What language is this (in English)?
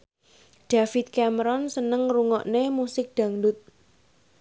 Javanese